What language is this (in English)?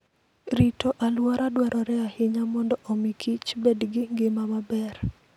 Luo (Kenya and Tanzania)